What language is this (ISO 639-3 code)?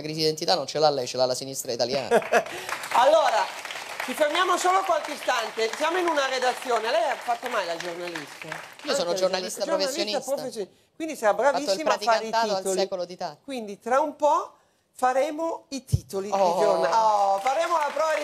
ita